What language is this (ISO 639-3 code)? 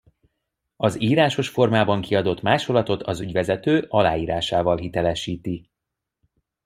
hun